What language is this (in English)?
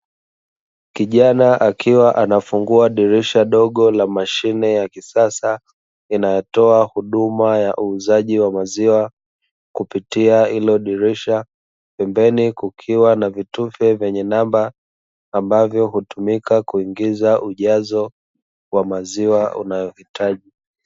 Swahili